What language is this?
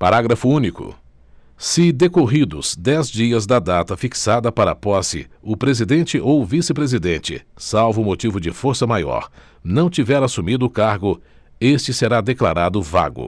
Portuguese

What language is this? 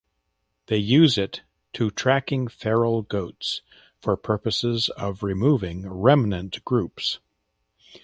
English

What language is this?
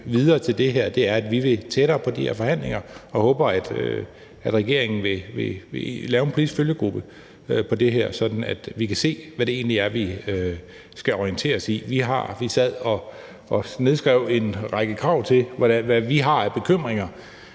Danish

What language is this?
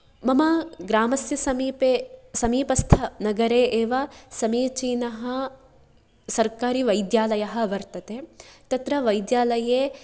Sanskrit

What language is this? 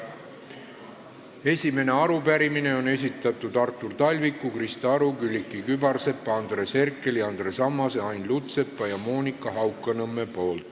Estonian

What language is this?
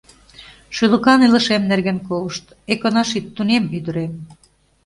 Mari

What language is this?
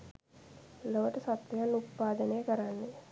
Sinhala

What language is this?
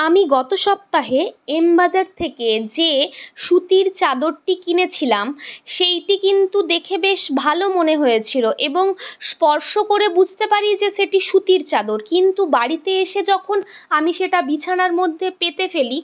Bangla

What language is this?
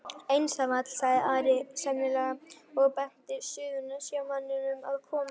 Icelandic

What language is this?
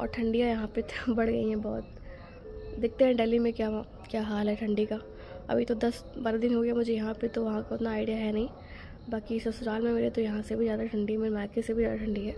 Hindi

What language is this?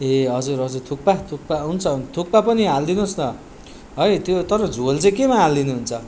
Nepali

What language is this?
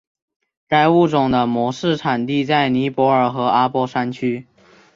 Chinese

